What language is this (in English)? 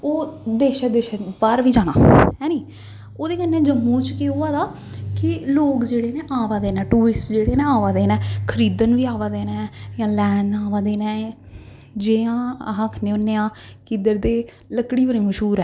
Dogri